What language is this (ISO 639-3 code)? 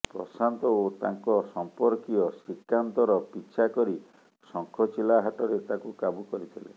ori